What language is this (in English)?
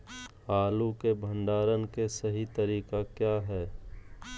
Magahi